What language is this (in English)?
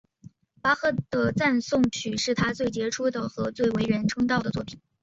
Chinese